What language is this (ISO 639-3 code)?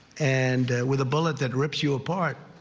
eng